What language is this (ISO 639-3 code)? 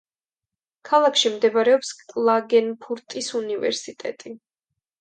kat